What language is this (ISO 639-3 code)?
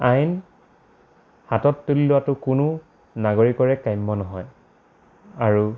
asm